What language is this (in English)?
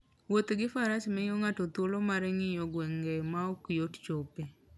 Luo (Kenya and Tanzania)